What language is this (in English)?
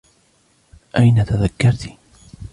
Arabic